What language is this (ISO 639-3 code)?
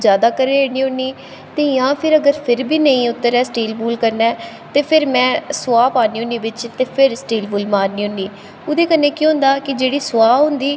doi